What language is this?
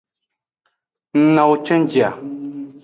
Aja (Benin)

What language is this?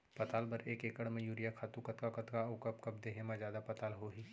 Chhattisgarhi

